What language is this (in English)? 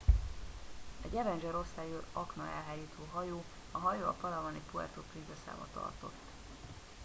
Hungarian